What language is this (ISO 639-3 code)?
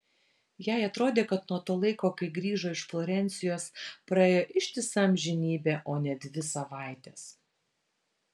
lit